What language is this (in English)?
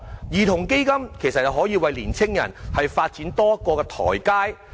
Cantonese